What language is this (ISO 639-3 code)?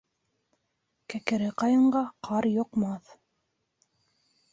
bak